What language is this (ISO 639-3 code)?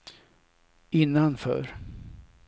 swe